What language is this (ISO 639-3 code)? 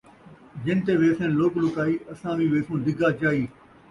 skr